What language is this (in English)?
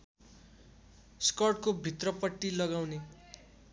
Nepali